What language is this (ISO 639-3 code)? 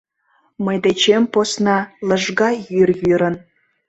chm